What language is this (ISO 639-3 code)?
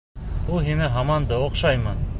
bak